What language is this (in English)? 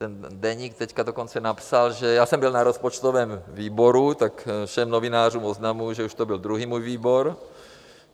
Czech